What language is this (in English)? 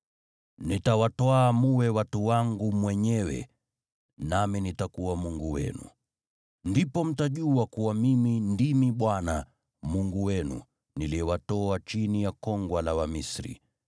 Swahili